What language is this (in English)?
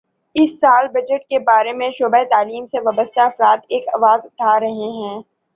Urdu